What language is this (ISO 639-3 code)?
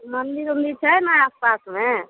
mai